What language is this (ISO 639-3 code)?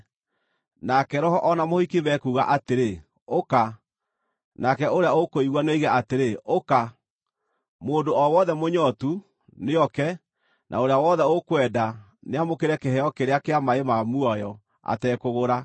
kik